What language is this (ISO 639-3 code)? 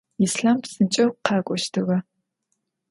ady